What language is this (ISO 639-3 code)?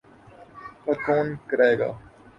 urd